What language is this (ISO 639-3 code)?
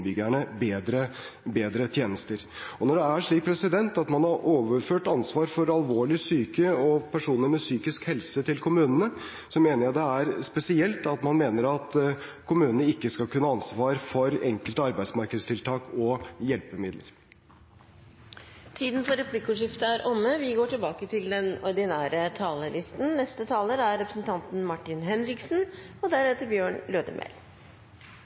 nor